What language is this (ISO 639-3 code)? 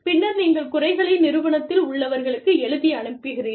tam